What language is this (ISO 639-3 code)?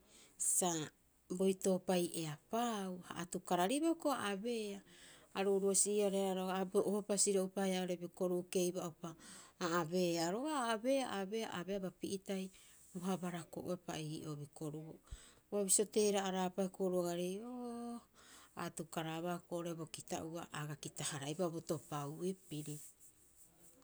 kyx